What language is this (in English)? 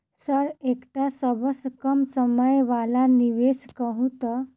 Maithili